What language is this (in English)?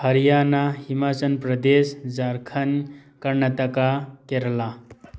Manipuri